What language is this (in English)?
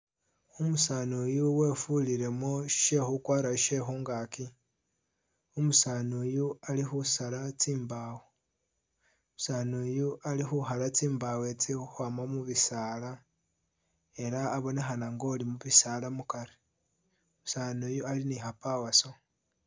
Masaaba